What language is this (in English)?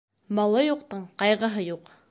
Bashkir